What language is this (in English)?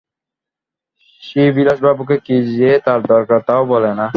Bangla